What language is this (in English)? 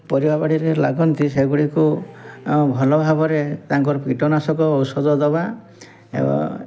Odia